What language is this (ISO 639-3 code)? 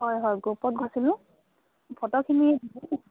asm